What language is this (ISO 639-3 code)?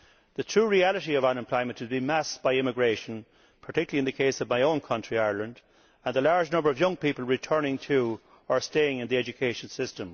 eng